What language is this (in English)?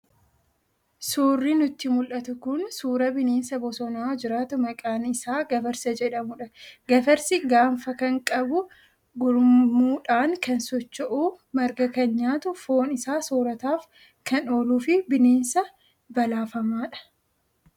Oromo